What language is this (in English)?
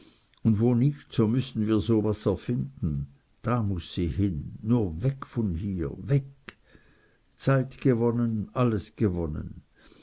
German